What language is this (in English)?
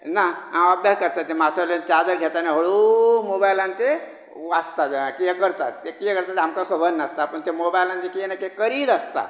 Konkani